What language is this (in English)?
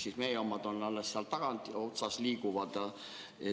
Estonian